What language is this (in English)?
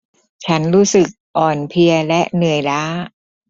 Thai